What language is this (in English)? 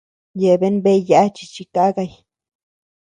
Tepeuxila Cuicatec